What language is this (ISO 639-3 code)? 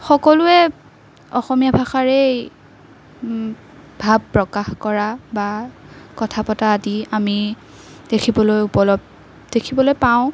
asm